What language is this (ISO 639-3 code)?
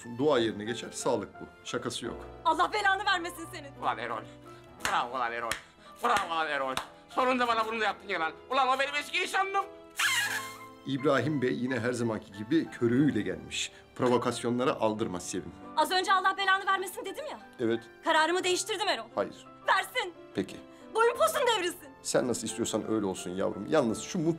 tur